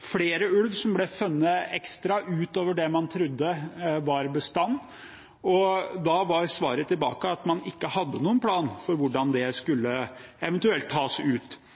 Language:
Norwegian Bokmål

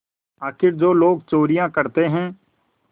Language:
Hindi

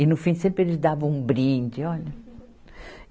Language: Portuguese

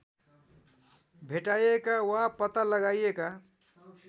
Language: Nepali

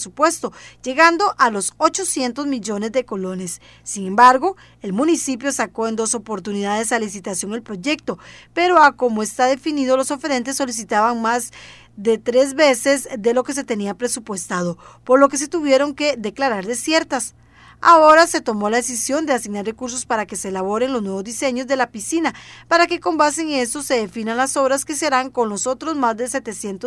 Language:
Spanish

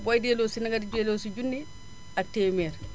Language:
Wolof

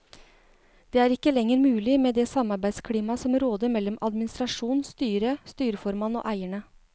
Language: Norwegian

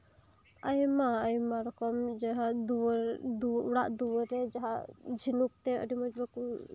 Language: Santali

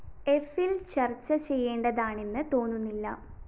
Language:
Malayalam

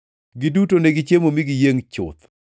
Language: Luo (Kenya and Tanzania)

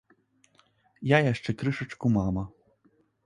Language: Belarusian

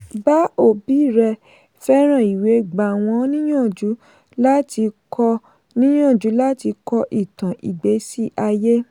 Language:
Yoruba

